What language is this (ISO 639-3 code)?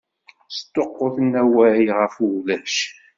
kab